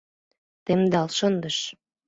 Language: Mari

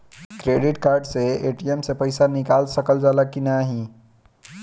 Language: Bhojpuri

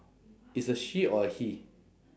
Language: English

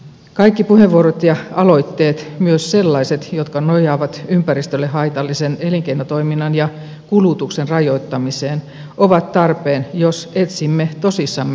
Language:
Finnish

